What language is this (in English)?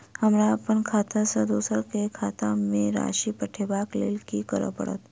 Maithili